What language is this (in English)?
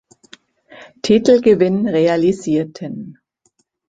German